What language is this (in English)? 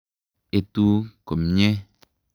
Kalenjin